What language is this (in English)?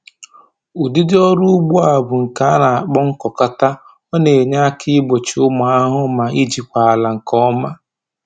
Igbo